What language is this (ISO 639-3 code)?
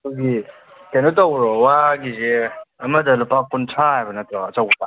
mni